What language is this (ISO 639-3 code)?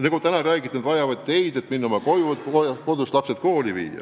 est